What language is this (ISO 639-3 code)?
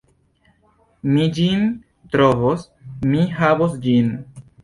epo